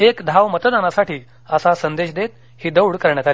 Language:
Marathi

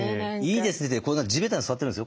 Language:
Japanese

